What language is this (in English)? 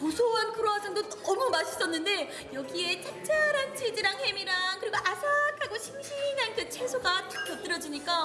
Korean